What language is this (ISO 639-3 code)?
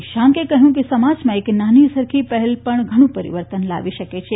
guj